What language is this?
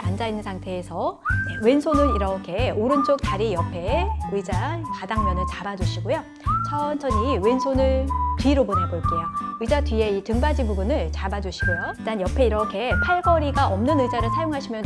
Korean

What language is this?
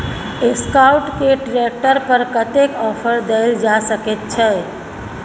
Maithili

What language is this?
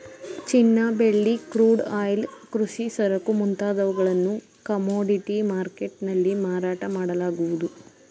Kannada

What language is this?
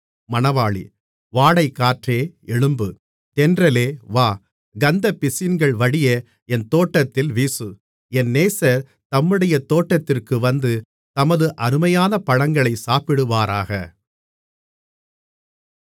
Tamil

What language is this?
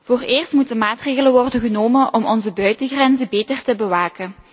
Dutch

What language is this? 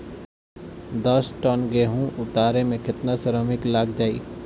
Bhojpuri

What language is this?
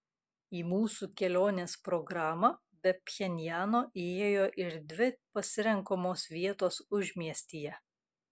Lithuanian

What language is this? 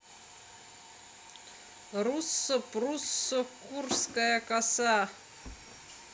Russian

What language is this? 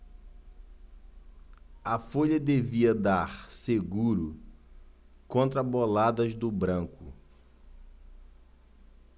Portuguese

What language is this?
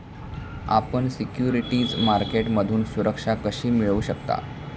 Marathi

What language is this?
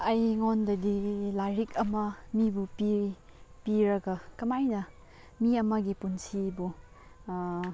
Manipuri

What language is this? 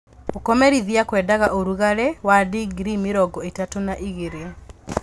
Kikuyu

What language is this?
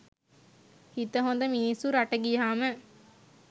Sinhala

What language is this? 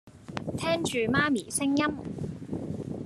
Cantonese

